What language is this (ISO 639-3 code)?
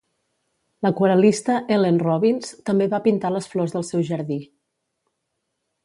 cat